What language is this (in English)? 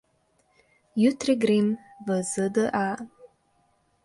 Slovenian